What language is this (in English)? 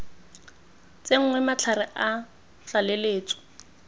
Tswana